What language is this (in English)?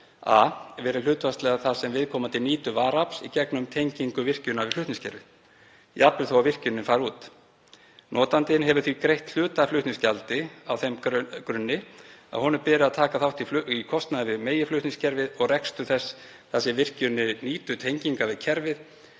Icelandic